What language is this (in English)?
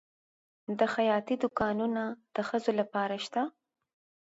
Pashto